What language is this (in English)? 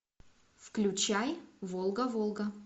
Russian